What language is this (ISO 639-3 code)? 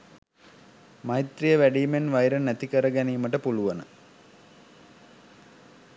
sin